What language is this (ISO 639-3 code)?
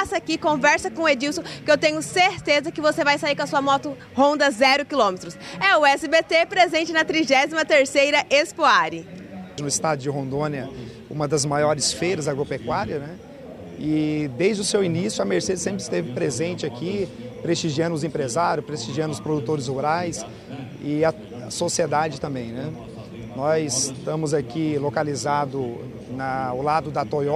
por